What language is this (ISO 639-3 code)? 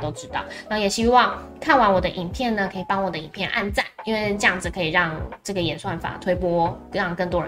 zho